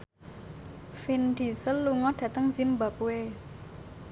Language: Javanese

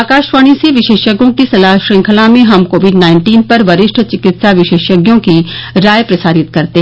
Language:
Hindi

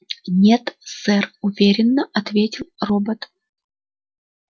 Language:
Russian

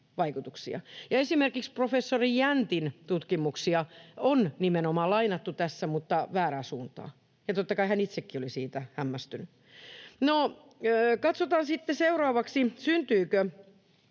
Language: Finnish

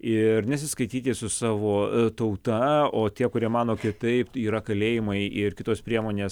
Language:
Lithuanian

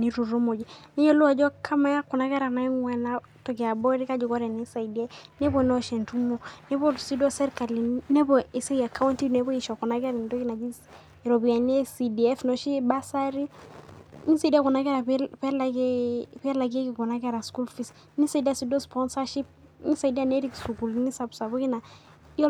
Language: Masai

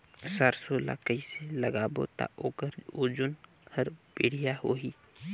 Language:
Chhattisgarhi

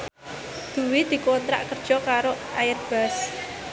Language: Javanese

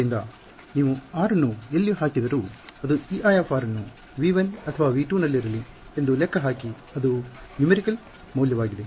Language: Kannada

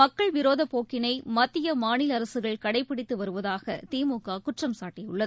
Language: Tamil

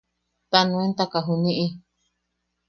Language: Yaqui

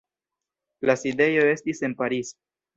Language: Esperanto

